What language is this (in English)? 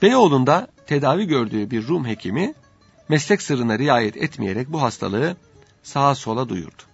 Turkish